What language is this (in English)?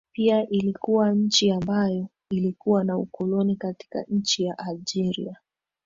Swahili